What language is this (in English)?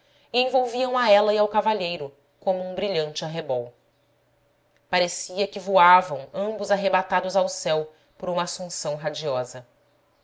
Portuguese